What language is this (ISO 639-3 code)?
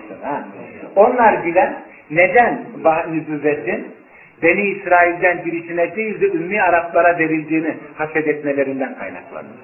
tur